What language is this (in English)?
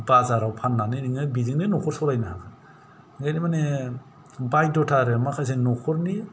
Bodo